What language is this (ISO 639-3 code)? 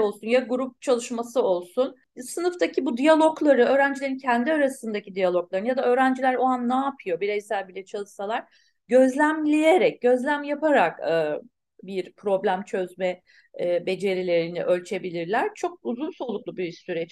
tur